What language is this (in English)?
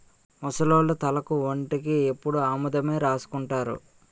Telugu